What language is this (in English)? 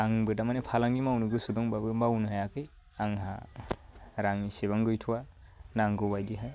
Bodo